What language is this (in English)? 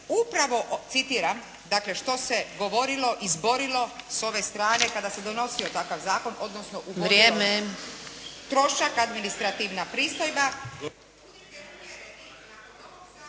Croatian